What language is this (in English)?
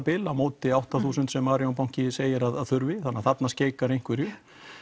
Icelandic